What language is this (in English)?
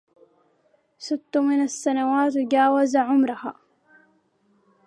Arabic